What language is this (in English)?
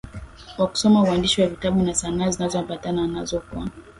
Swahili